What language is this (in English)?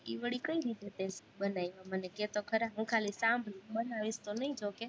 Gujarati